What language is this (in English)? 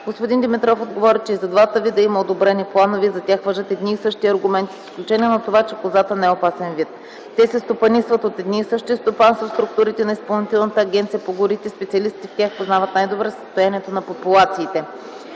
Bulgarian